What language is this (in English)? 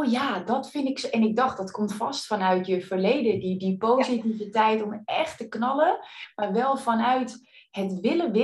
Dutch